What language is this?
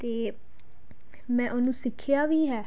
Punjabi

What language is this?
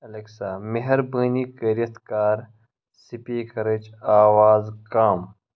Kashmiri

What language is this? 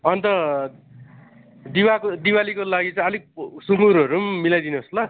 Nepali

